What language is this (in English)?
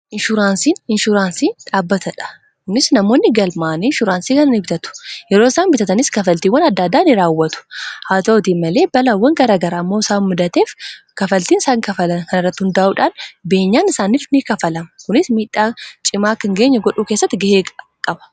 Oromo